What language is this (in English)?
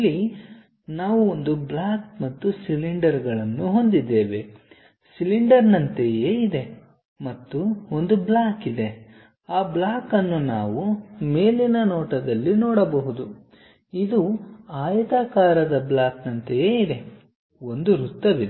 Kannada